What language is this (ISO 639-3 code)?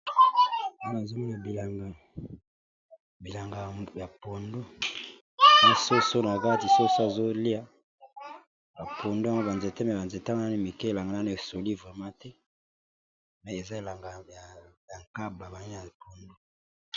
lin